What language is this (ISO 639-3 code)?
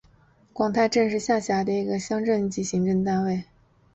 zho